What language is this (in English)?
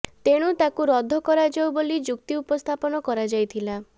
Odia